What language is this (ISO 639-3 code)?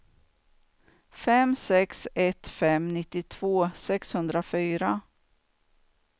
swe